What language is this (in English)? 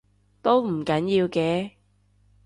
Cantonese